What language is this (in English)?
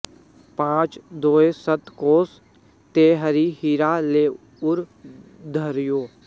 Sanskrit